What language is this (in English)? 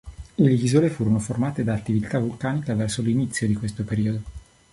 Italian